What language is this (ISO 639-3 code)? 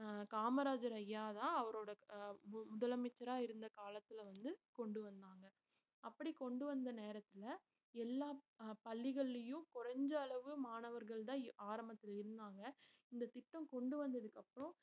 tam